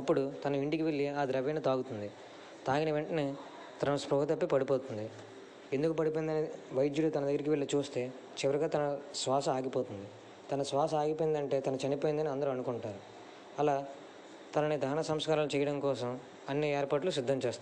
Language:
Telugu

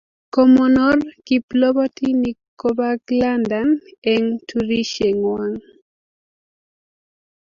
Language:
Kalenjin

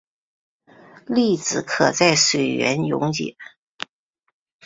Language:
Chinese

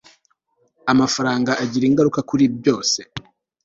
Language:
Kinyarwanda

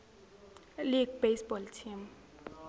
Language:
Zulu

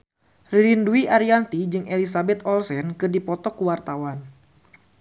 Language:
Sundanese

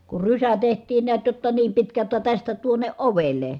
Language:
Finnish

